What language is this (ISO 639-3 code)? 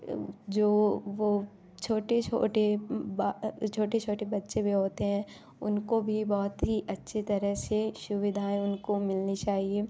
hin